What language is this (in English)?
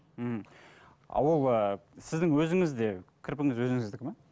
Kazakh